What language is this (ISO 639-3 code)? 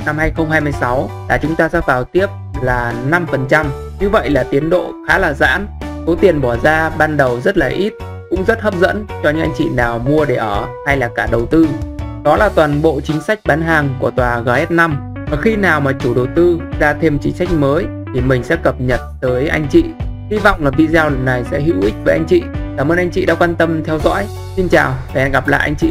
vie